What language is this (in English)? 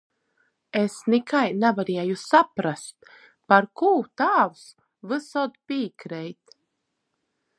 Latgalian